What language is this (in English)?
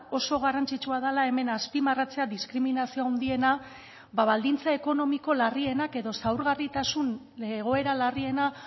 Basque